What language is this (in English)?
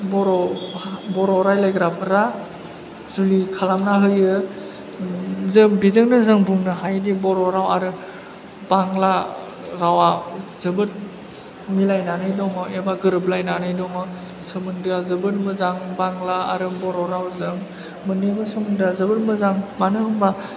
Bodo